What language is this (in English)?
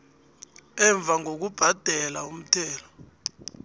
South Ndebele